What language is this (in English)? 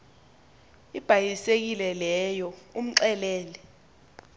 Xhosa